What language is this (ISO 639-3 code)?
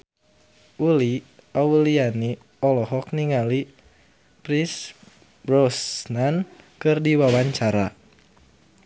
sun